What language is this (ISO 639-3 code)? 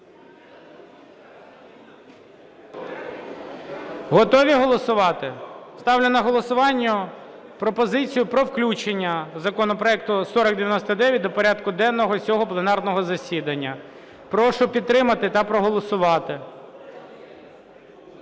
ukr